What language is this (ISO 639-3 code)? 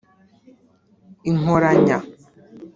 kin